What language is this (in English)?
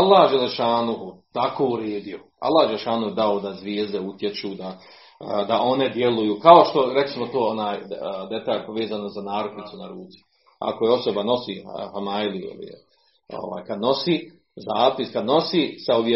Croatian